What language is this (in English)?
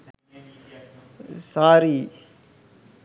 Sinhala